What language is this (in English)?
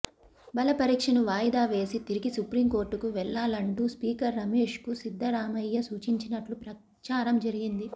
Telugu